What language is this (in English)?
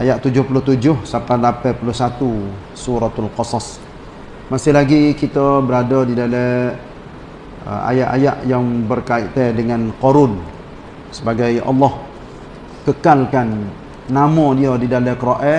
Malay